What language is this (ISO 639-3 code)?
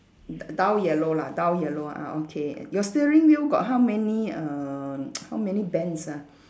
eng